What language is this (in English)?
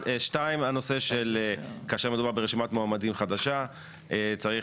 Hebrew